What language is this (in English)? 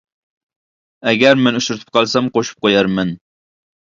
Uyghur